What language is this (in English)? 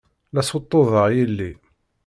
Kabyle